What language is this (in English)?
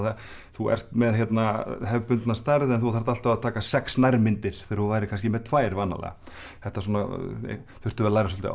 Icelandic